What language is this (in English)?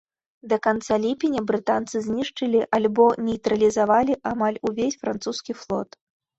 Belarusian